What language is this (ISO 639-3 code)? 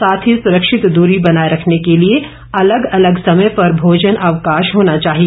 hin